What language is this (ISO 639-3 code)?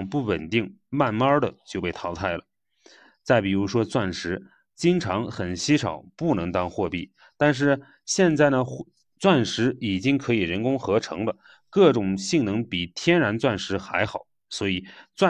zho